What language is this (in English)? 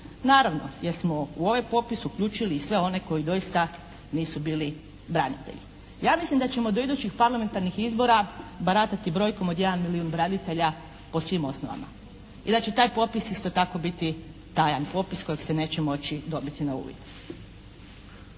Croatian